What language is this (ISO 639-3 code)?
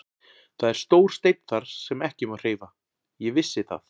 isl